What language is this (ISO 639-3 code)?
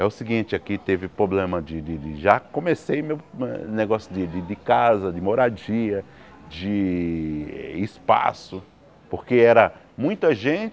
por